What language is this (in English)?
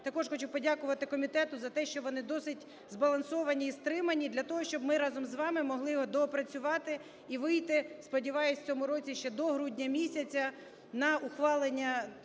Ukrainian